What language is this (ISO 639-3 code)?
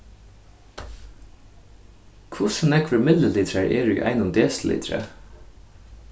fao